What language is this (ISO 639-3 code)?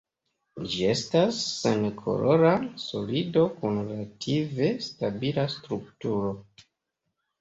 epo